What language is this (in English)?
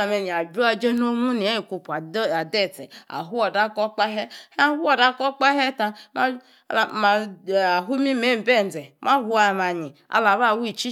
Yace